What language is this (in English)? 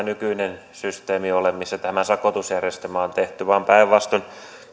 Finnish